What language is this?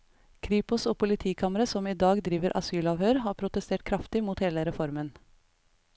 Norwegian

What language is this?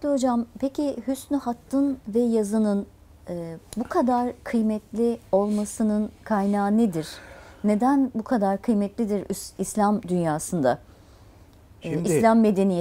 Turkish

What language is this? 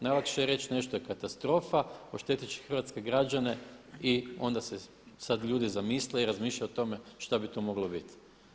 Croatian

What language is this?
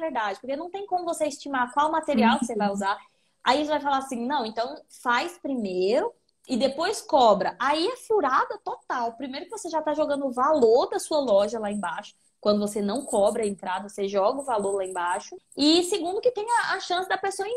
Portuguese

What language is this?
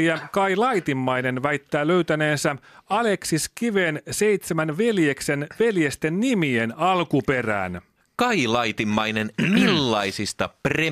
Finnish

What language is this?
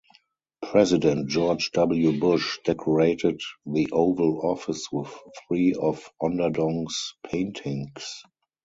English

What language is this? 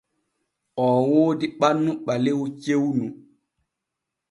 Borgu Fulfulde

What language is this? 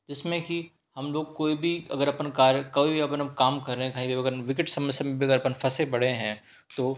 Hindi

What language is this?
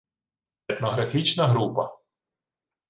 Ukrainian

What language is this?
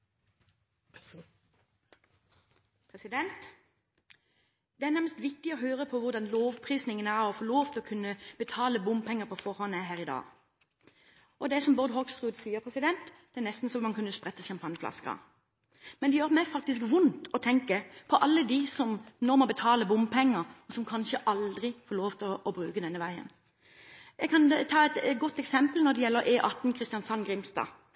Norwegian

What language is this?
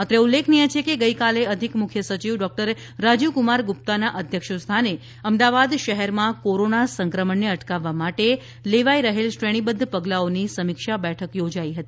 Gujarati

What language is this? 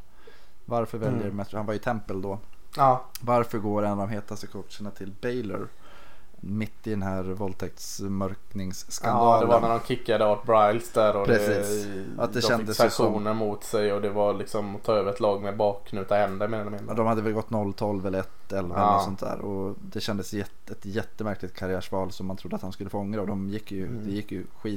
Swedish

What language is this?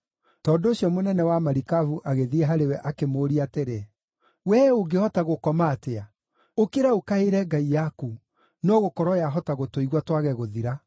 Kikuyu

